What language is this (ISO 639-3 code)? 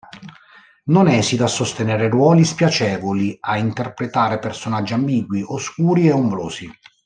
ita